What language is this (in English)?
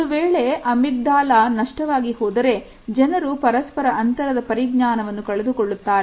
Kannada